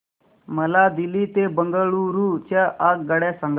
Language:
Marathi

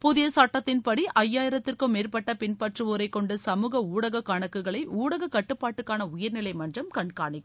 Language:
Tamil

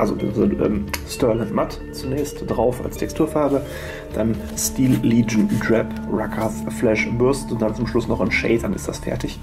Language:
German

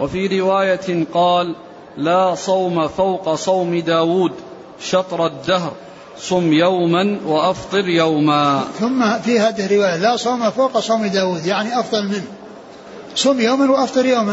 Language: Arabic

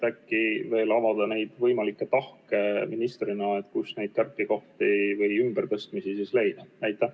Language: Estonian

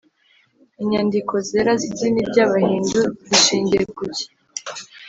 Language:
Kinyarwanda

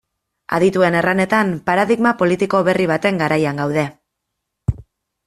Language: Basque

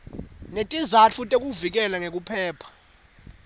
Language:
Swati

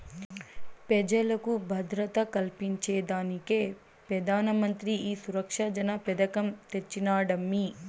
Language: Telugu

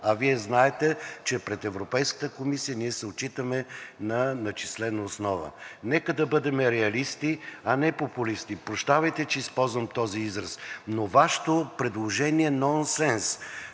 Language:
Bulgarian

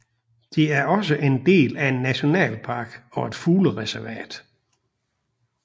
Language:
Danish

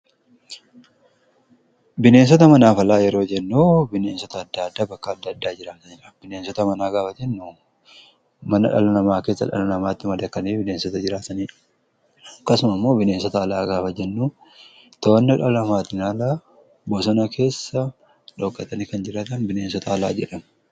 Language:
Oromo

